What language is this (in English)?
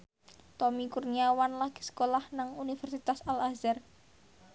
Javanese